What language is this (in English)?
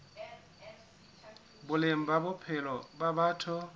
Southern Sotho